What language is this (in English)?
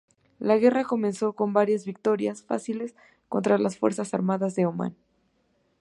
Spanish